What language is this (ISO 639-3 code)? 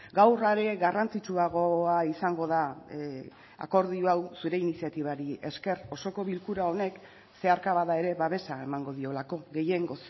eus